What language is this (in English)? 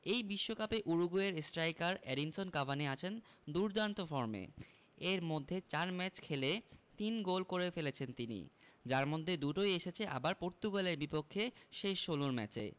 Bangla